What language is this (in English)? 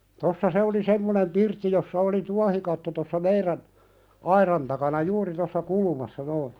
Finnish